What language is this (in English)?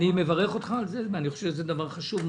Hebrew